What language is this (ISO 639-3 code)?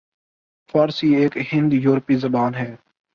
urd